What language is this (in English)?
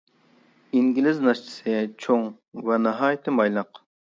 Uyghur